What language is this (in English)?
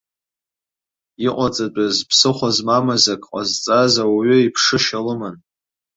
Abkhazian